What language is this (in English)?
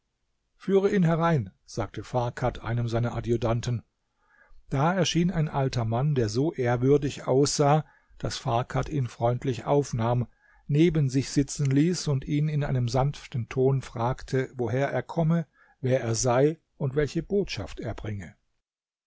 German